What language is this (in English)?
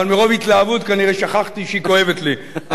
Hebrew